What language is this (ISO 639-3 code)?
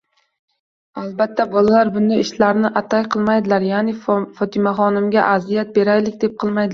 uzb